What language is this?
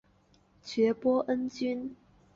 Chinese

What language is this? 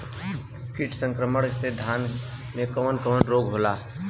Bhojpuri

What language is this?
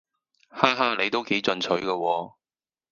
Cantonese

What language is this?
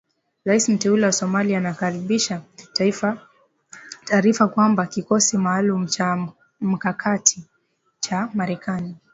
Swahili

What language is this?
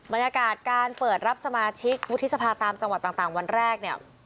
Thai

